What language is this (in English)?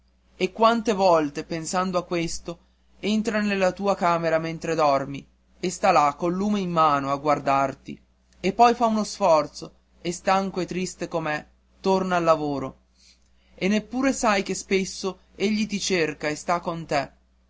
Italian